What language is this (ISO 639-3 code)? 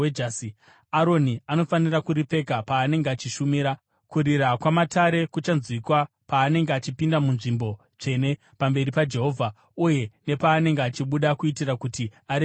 sna